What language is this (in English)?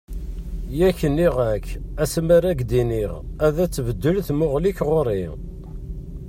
Kabyle